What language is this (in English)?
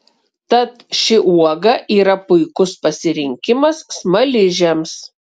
Lithuanian